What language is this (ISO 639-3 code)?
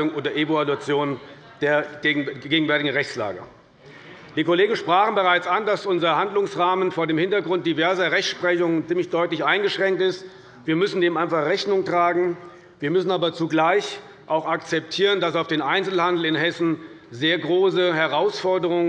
deu